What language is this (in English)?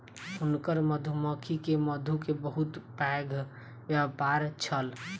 Maithili